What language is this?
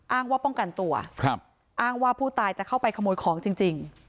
Thai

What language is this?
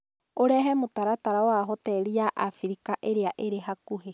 Kikuyu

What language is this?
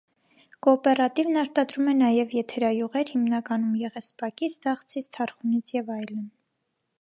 Armenian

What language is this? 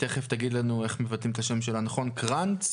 Hebrew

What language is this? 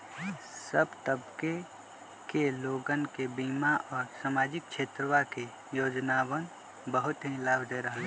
Magahi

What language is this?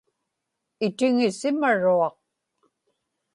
Inupiaq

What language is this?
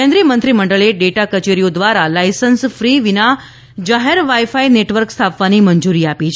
Gujarati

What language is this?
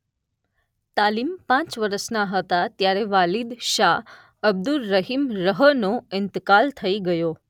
Gujarati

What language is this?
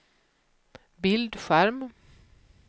Swedish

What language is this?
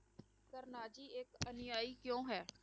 Punjabi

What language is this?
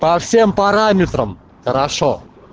Russian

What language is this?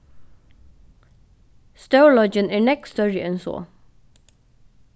Faroese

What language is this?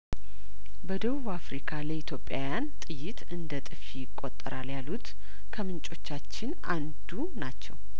Amharic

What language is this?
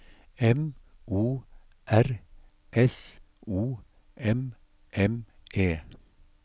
Norwegian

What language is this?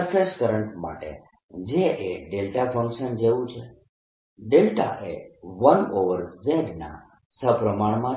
Gujarati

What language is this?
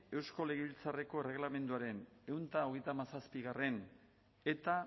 Basque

